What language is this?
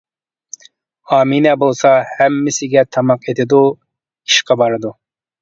Uyghur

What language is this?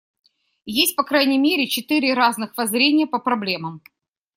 Russian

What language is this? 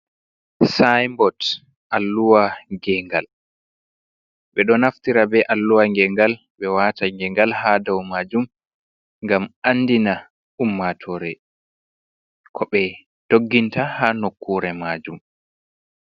Fula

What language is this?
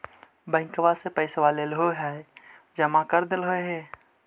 Magahi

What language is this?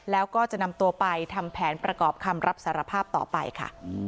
Thai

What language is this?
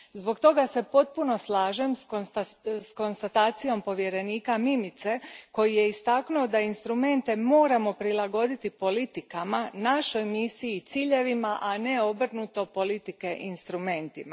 Croatian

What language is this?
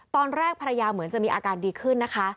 Thai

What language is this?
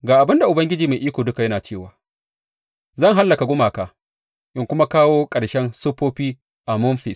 Hausa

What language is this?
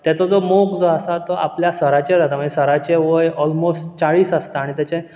Konkani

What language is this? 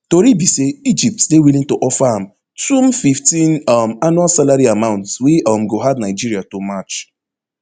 Nigerian Pidgin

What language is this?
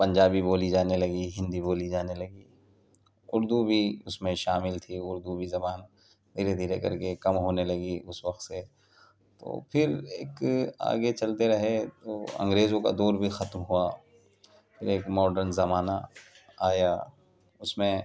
Urdu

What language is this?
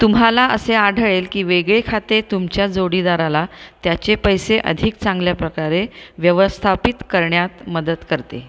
Marathi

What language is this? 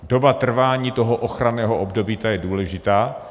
Czech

